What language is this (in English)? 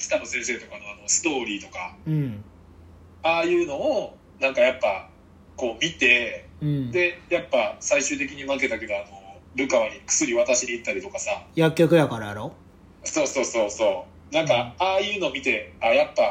Japanese